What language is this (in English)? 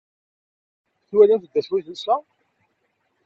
Kabyle